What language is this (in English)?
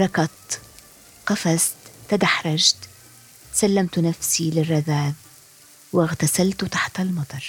Arabic